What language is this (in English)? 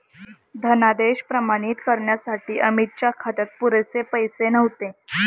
Marathi